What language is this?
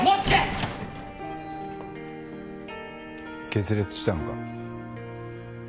Japanese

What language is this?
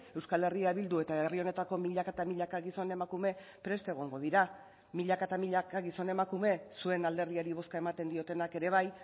Basque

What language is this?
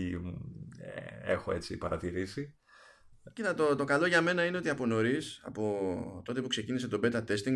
Greek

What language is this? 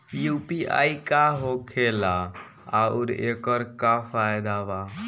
Bhojpuri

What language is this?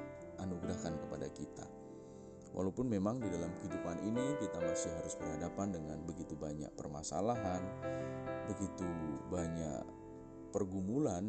Indonesian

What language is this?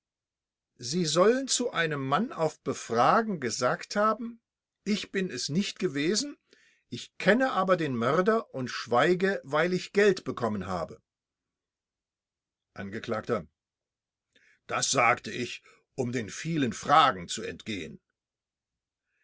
German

